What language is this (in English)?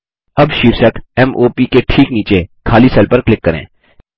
Hindi